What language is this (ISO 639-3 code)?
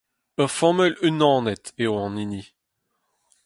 bre